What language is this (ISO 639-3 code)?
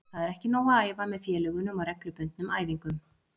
isl